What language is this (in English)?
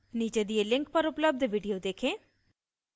Hindi